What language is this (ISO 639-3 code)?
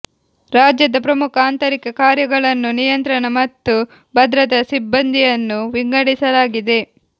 kan